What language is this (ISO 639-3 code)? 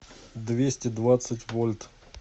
rus